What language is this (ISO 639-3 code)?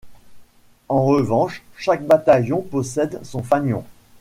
fra